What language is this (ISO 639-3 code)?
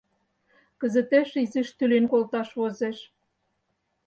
chm